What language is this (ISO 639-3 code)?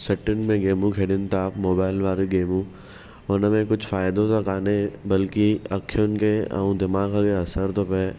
snd